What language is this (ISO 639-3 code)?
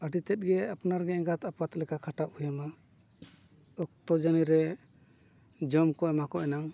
sat